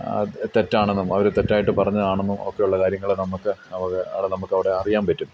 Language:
Malayalam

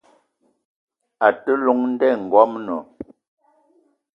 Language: Eton (Cameroon)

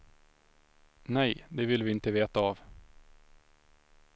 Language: Swedish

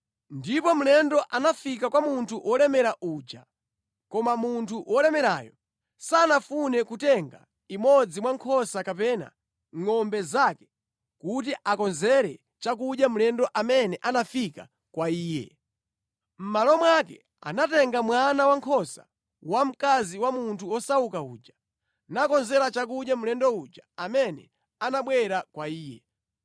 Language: Nyanja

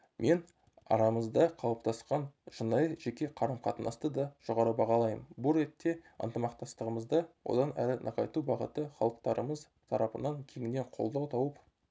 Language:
Kazakh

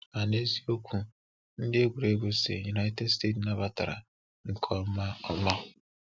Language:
Igbo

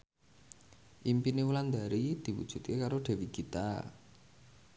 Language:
Javanese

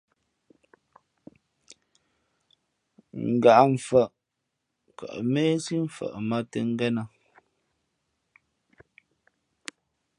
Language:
Fe'fe'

